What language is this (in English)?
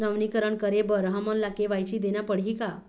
Chhattisgarhi